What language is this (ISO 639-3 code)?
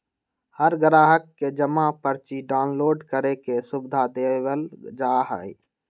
mag